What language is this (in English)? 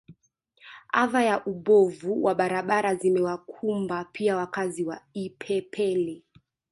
Swahili